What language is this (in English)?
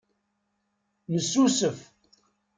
Kabyle